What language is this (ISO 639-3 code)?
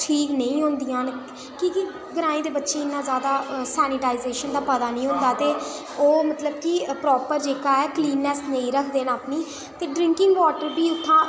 doi